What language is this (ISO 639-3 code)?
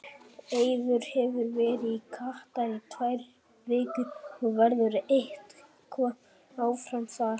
isl